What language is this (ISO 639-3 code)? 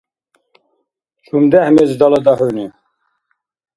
dar